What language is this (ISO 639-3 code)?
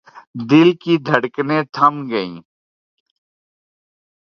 urd